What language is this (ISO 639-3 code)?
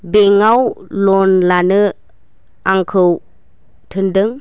brx